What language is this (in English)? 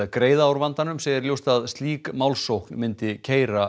Icelandic